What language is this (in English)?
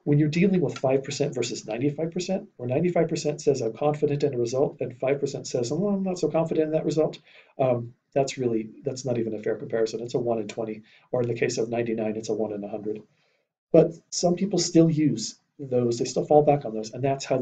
English